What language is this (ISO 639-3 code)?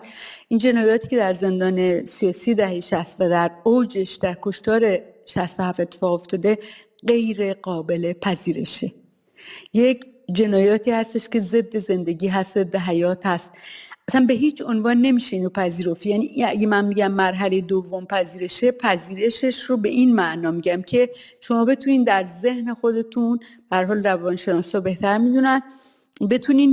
fas